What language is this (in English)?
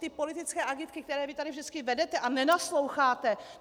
Czech